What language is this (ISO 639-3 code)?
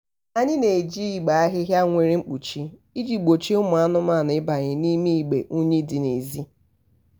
ibo